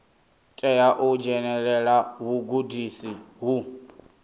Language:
Venda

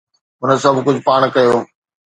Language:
Sindhi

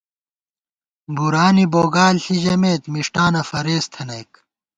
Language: Gawar-Bati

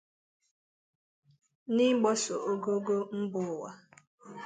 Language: Igbo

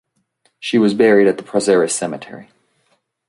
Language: English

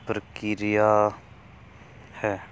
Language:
Punjabi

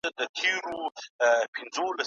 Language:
Pashto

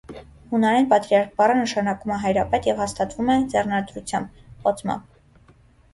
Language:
Armenian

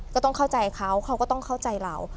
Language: Thai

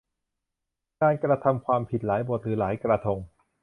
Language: Thai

